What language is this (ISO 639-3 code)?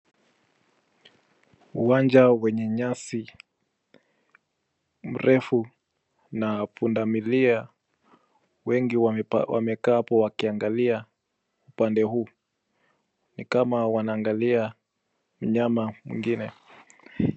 swa